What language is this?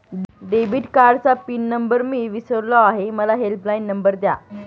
Marathi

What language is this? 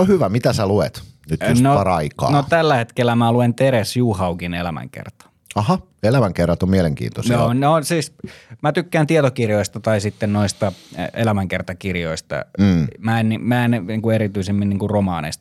Finnish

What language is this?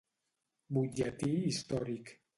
Catalan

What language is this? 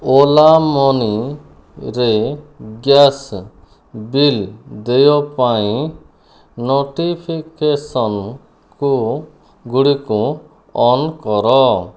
Odia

